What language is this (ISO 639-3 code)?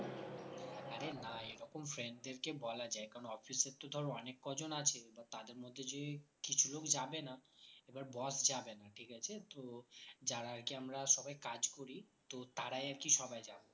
ben